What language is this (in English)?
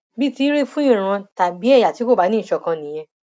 Yoruba